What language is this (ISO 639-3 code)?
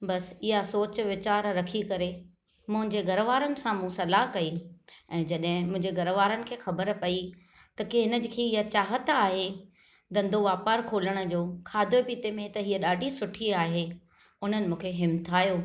snd